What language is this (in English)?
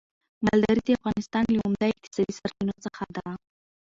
Pashto